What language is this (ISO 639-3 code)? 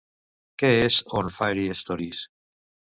cat